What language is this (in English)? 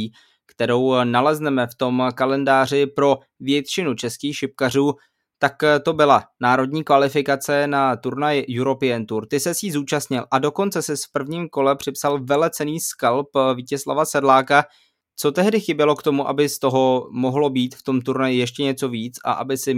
Czech